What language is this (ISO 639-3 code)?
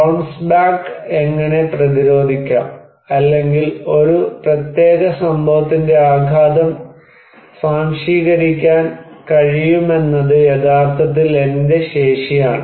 mal